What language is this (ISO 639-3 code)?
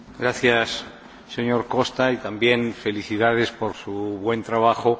spa